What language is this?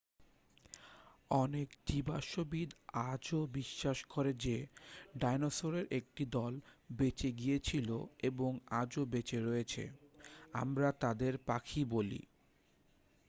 Bangla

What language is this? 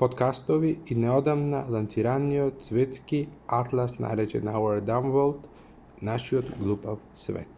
Macedonian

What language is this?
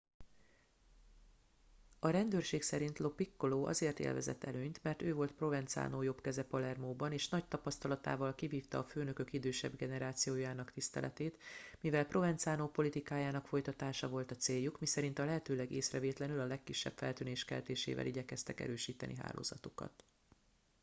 Hungarian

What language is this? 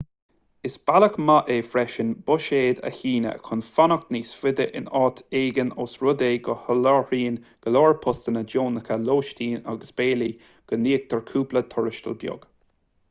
Irish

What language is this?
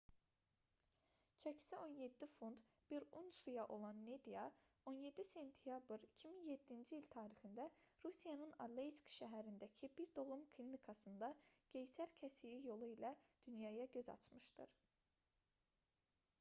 Azerbaijani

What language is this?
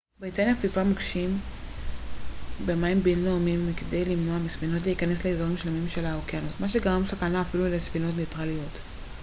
Hebrew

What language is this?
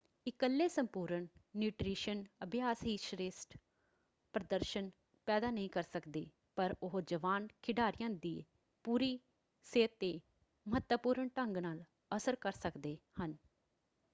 Punjabi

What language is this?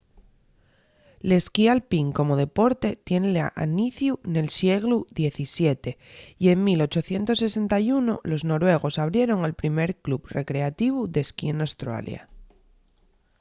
Asturian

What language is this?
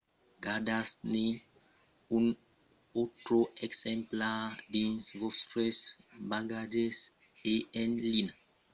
Occitan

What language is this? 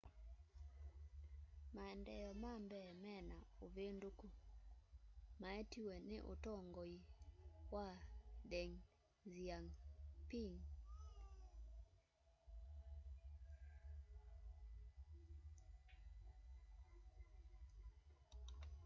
Kamba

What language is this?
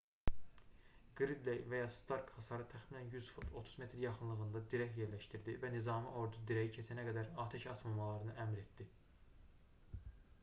Azerbaijani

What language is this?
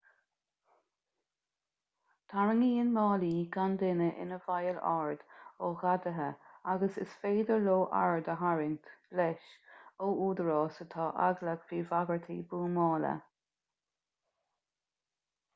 Irish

